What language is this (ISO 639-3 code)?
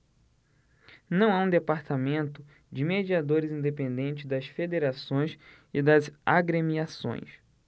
por